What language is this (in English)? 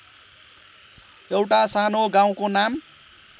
Nepali